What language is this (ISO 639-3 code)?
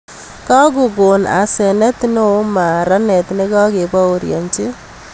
kln